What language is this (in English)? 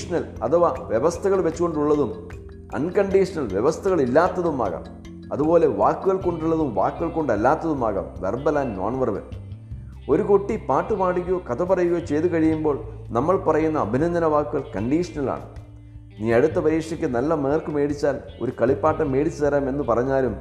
Malayalam